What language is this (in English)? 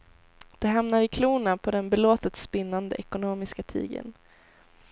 Swedish